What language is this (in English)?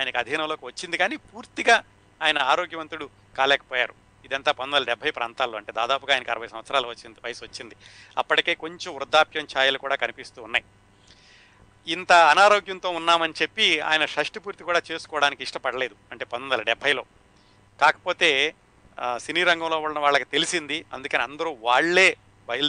Telugu